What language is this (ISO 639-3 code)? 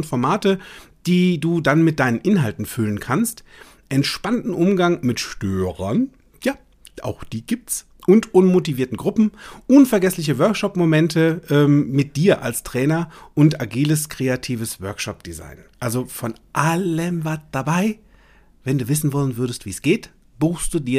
deu